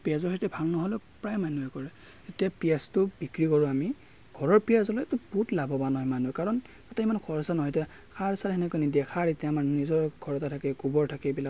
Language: Assamese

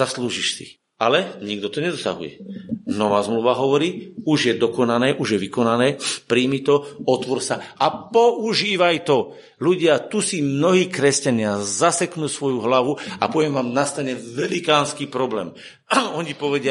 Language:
Slovak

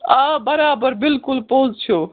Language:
Kashmiri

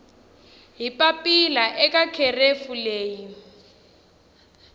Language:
Tsonga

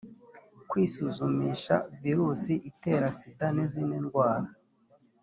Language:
Kinyarwanda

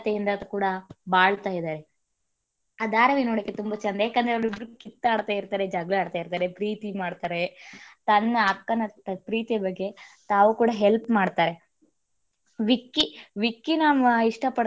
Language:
Kannada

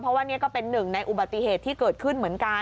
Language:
Thai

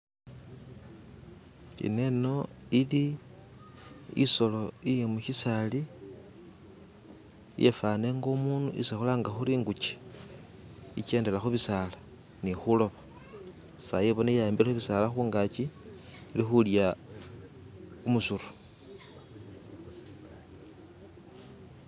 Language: Masaaba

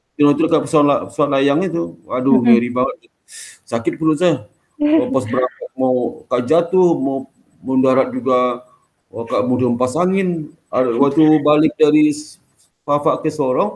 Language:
Indonesian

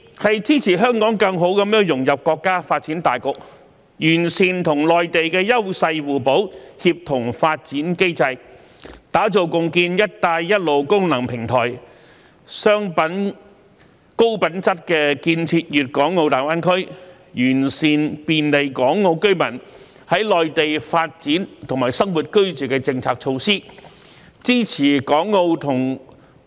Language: Cantonese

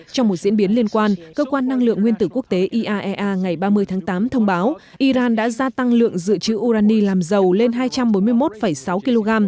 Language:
Vietnamese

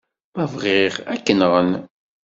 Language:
Kabyle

